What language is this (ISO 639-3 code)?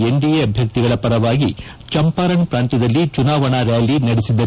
kan